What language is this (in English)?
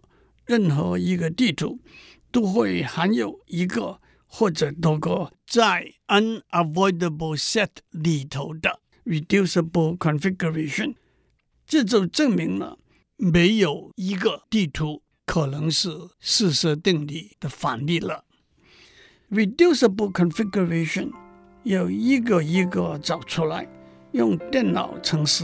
Chinese